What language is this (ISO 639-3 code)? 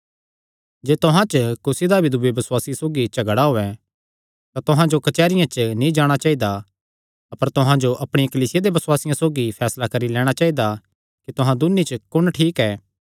xnr